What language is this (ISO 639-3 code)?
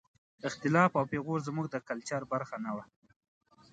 pus